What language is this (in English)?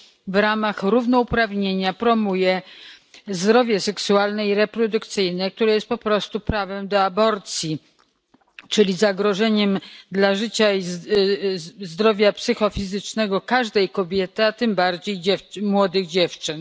Polish